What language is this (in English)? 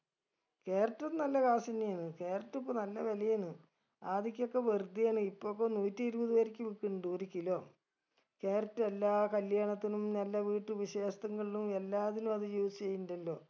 Malayalam